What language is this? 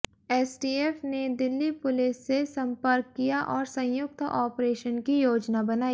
Hindi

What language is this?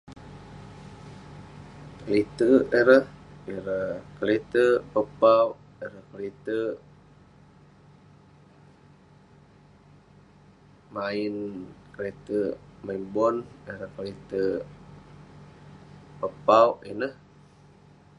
Western Penan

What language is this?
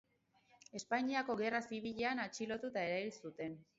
Basque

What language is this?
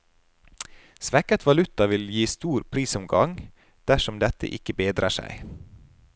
Norwegian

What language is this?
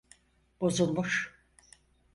Turkish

